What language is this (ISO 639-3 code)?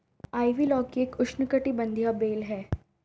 hin